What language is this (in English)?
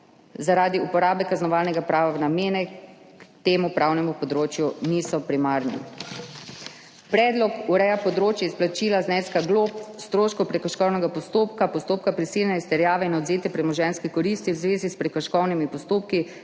Slovenian